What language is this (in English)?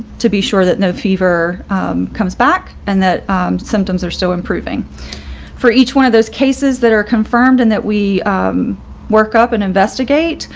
English